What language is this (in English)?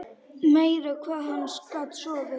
Icelandic